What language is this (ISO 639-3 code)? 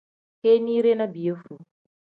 kdh